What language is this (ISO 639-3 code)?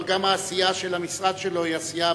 heb